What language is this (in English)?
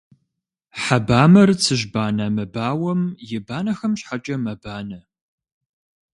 Kabardian